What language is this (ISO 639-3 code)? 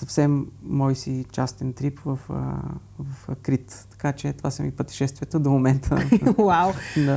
bul